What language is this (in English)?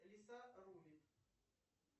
Russian